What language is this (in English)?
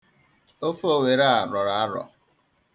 Igbo